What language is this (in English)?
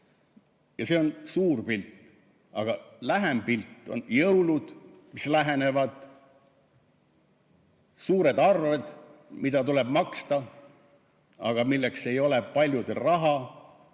Estonian